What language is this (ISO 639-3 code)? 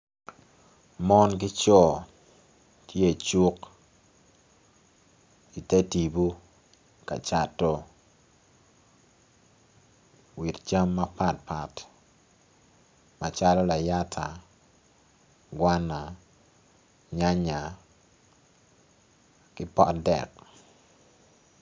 ach